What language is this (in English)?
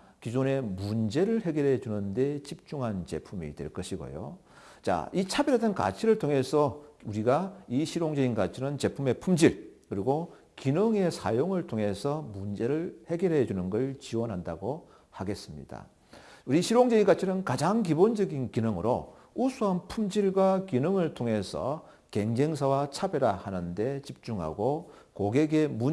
Korean